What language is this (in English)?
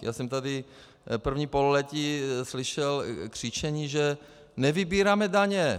Czech